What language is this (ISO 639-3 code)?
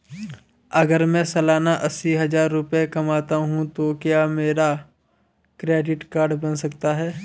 hin